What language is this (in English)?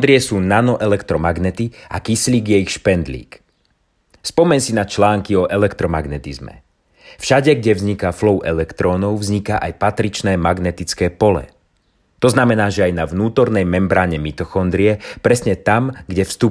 Slovak